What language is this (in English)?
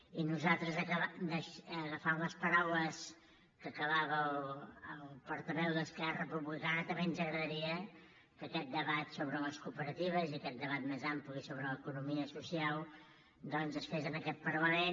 Catalan